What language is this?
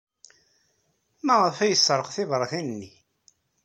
Kabyle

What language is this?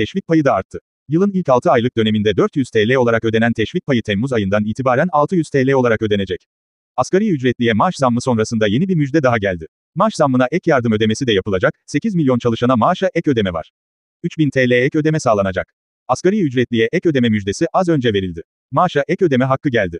Turkish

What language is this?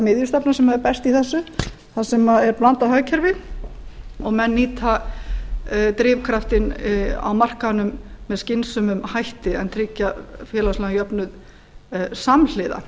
Icelandic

